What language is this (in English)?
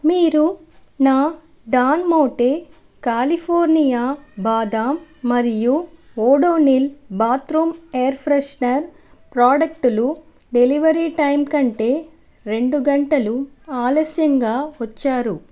Telugu